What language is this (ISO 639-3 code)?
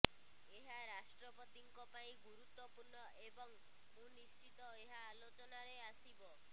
ori